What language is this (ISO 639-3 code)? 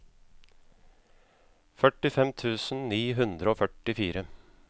nor